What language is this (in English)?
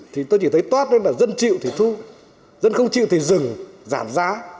Vietnamese